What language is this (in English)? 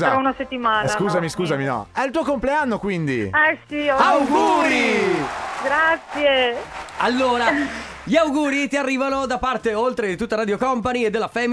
Italian